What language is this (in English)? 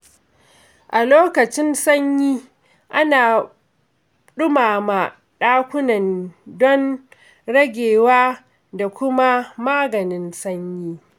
Hausa